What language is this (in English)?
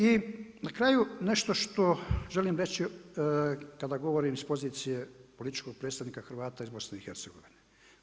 Croatian